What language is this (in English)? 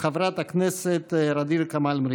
Hebrew